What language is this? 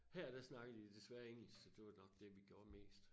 Danish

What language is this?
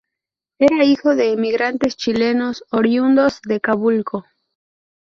Spanish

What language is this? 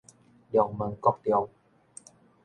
Min Nan Chinese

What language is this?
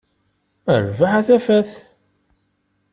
Kabyle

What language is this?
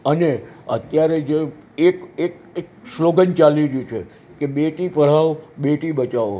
Gujarati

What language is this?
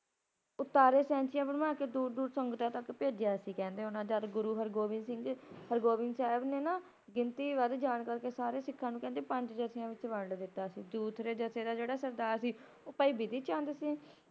Punjabi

